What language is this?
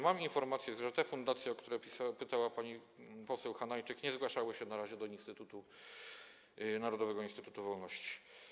Polish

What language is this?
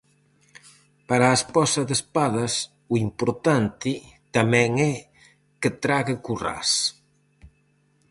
Galician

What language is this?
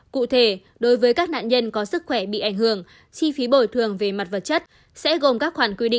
Vietnamese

